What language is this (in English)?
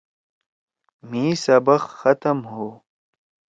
Torwali